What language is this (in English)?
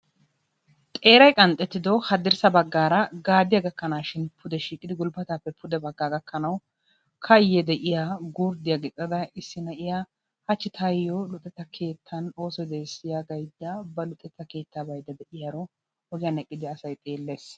Wolaytta